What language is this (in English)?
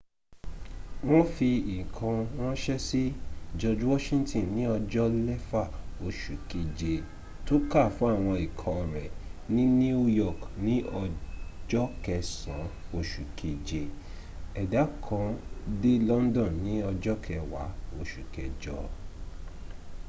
Yoruba